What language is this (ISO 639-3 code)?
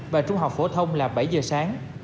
vie